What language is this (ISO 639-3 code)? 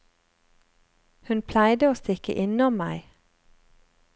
nor